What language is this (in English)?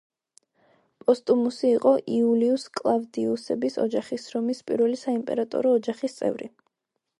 Georgian